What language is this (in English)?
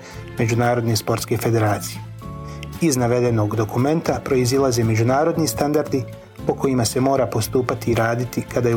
Croatian